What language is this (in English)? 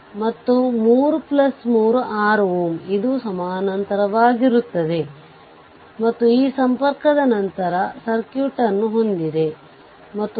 Kannada